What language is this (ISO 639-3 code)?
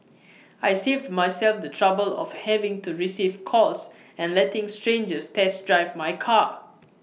eng